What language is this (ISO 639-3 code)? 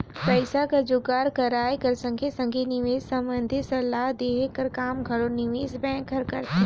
hne